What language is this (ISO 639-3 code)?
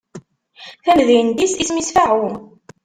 kab